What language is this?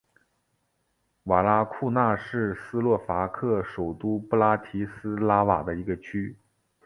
Chinese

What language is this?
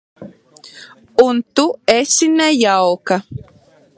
Latvian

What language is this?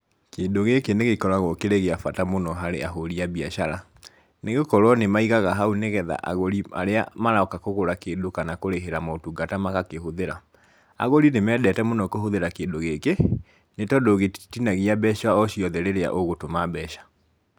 Kikuyu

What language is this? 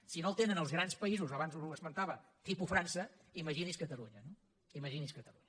Catalan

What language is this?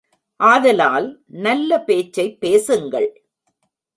Tamil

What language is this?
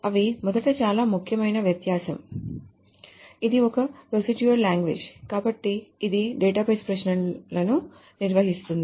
Telugu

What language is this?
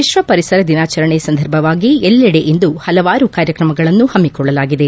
Kannada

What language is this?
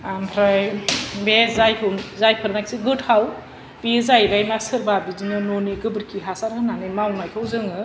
Bodo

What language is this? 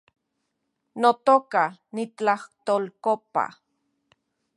Central Puebla Nahuatl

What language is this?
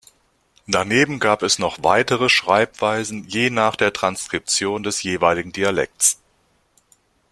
German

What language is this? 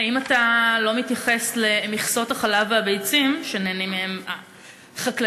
Hebrew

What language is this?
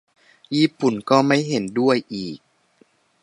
Thai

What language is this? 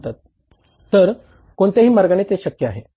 Marathi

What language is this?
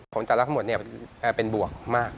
Thai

